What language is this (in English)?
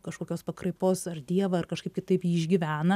Lithuanian